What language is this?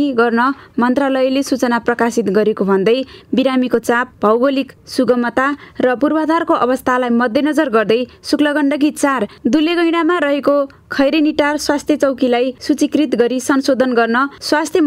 Dutch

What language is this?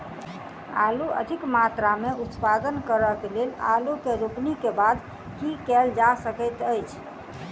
Maithili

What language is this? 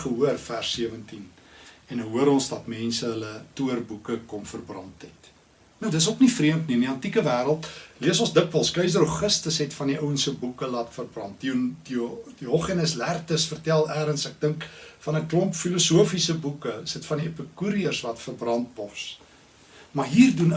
Dutch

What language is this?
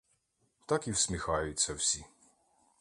Ukrainian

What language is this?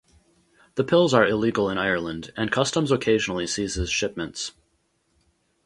English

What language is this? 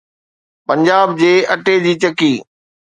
Sindhi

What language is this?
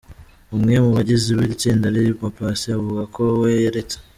Kinyarwanda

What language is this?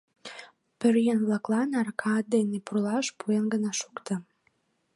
Mari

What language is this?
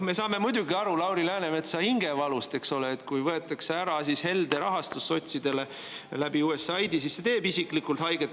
Estonian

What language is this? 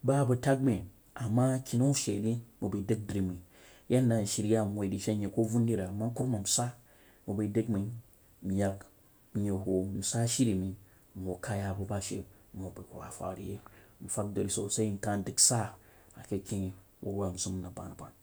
Jiba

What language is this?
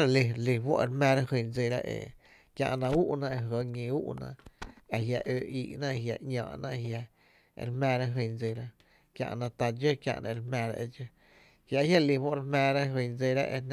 Tepinapa Chinantec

